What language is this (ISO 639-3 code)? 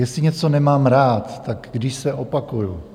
ces